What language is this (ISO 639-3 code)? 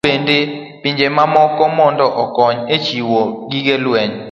luo